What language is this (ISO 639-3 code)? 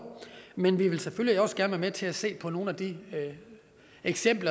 dan